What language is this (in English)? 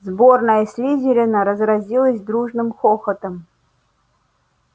Russian